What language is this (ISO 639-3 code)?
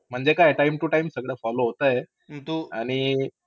mar